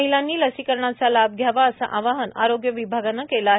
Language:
Marathi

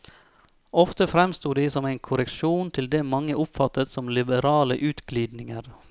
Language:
Norwegian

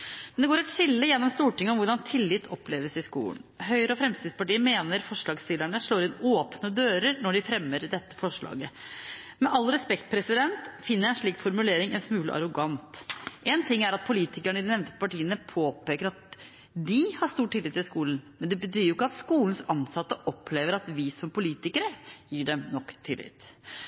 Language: Norwegian Bokmål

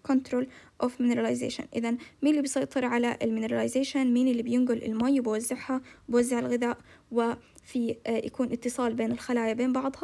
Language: Arabic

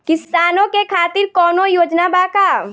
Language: Bhojpuri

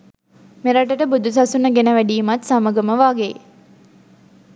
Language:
Sinhala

